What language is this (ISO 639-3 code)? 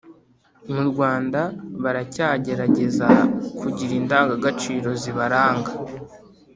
kin